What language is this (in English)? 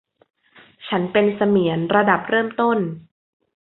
Thai